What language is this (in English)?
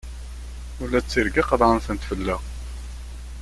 Kabyle